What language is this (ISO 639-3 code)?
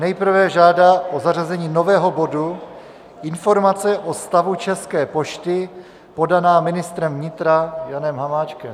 ces